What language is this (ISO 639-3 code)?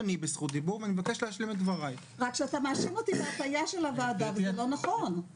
heb